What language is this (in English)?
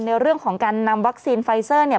Thai